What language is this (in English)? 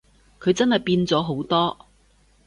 Cantonese